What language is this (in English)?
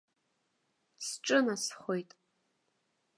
Abkhazian